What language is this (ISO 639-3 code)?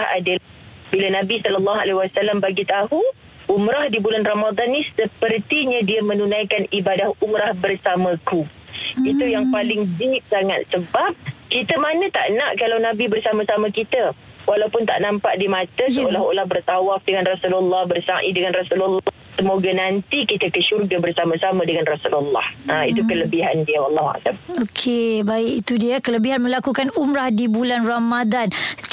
msa